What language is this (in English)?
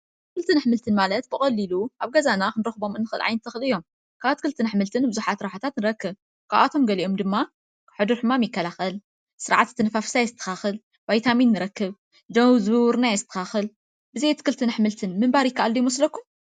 Tigrinya